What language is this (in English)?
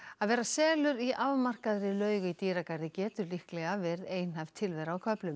Icelandic